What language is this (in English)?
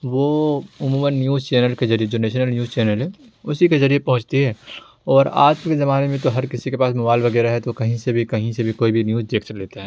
Urdu